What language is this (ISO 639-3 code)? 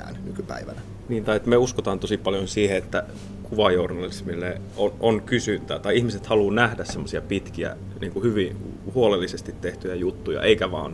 fin